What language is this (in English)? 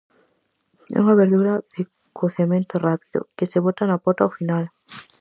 Galician